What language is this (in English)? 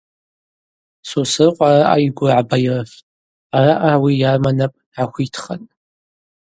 Abaza